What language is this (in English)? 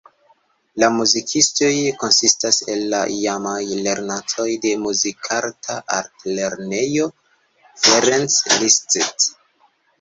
Esperanto